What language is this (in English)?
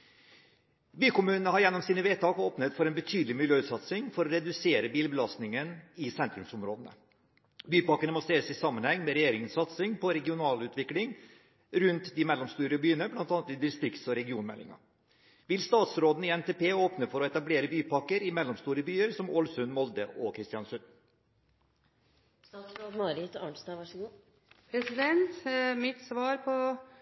Norwegian Bokmål